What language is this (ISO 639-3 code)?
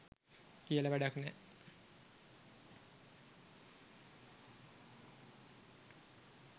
sin